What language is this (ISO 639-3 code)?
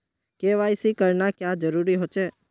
mag